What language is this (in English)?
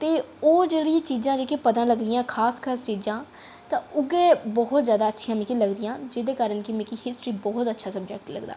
Dogri